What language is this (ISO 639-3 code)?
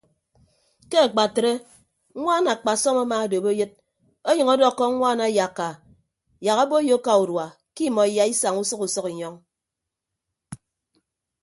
ibb